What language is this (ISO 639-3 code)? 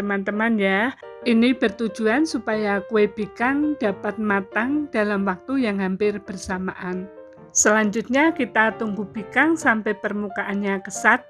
ind